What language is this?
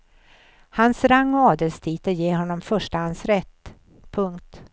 Swedish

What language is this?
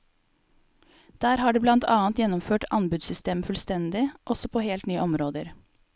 Norwegian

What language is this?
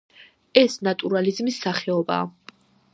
Georgian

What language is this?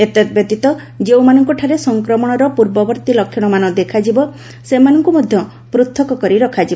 Odia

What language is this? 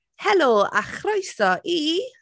Welsh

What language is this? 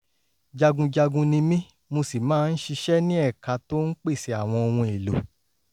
Yoruba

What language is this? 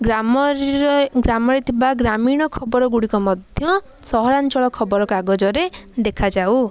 Odia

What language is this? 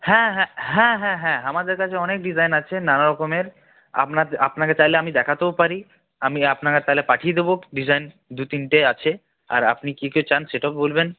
Bangla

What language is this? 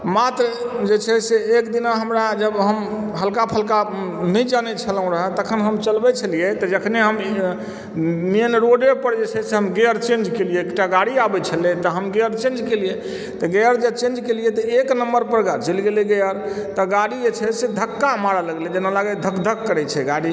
Maithili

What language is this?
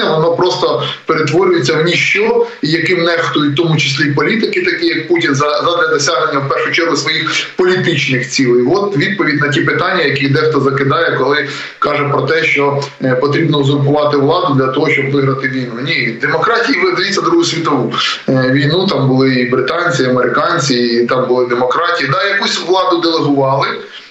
Ukrainian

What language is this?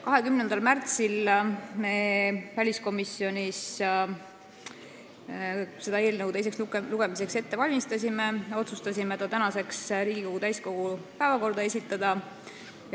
Estonian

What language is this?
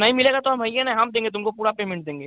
Hindi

